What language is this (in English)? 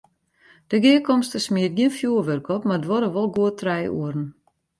Western Frisian